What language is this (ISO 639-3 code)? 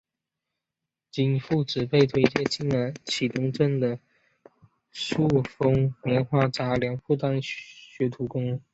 zho